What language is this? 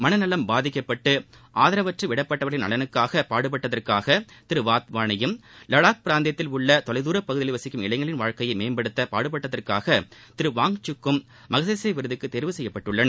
Tamil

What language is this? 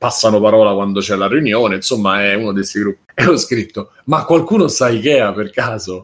Italian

